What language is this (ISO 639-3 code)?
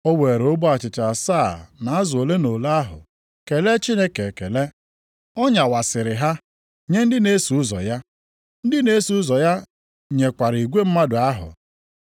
ibo